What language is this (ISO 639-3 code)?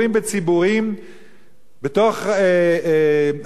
heb